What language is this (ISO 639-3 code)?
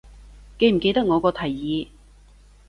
yue